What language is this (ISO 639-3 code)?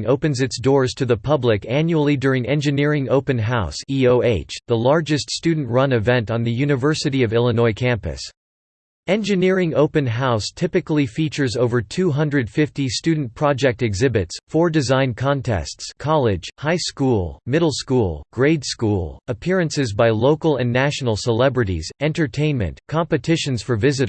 eng